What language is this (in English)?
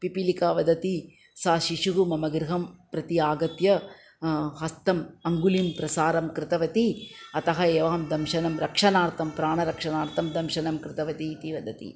Sanskrit